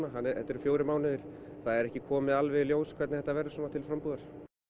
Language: Icelandic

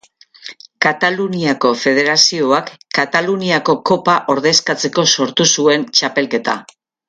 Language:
Basque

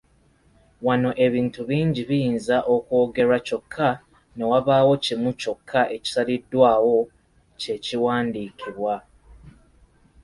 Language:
Ganda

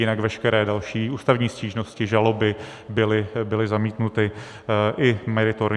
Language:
Czech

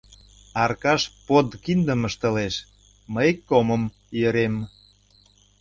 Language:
Mari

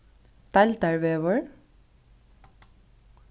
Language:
Faroese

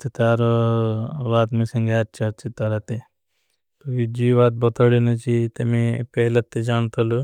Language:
Bhili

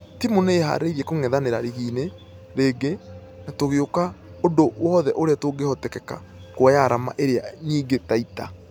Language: Kikuyu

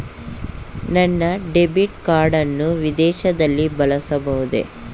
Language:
Kannada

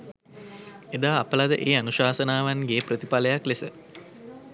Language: Sinhala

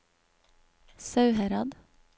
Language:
Norwegian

